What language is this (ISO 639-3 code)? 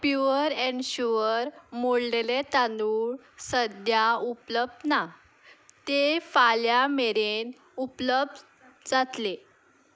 kok